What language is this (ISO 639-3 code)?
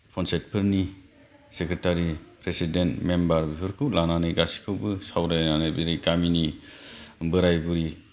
brx